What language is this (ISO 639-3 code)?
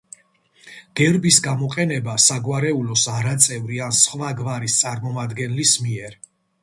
kat